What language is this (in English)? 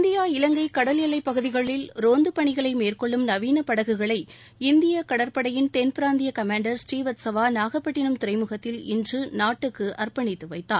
Tamil